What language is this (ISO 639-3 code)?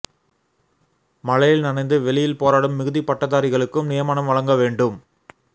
tam